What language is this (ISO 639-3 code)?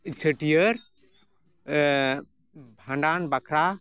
sat